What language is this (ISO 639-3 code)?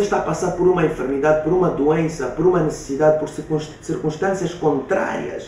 por